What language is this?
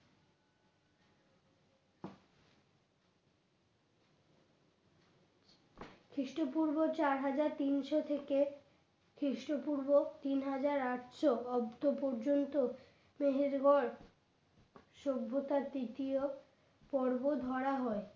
Bangla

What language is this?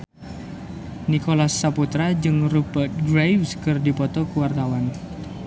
Sundanese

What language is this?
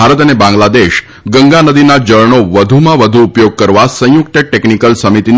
Gujarati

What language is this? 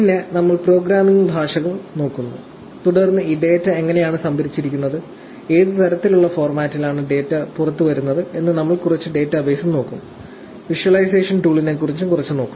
Malayalam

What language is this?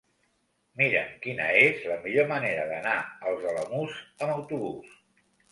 Catalan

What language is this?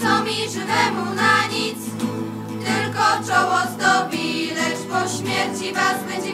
Polish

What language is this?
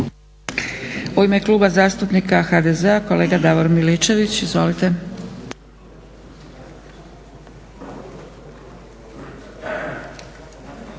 Croatian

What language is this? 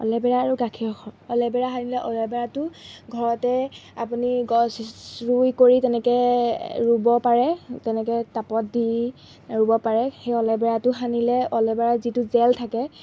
Assamese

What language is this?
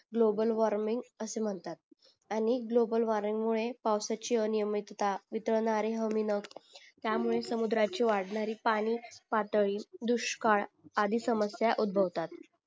Marathi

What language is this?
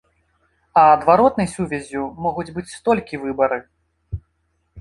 Belarusian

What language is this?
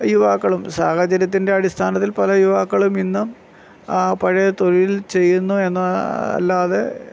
Malayalam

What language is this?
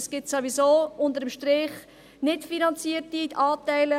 Swiss German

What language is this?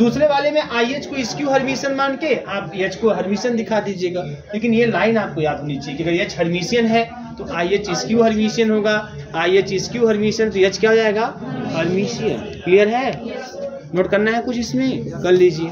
Hindi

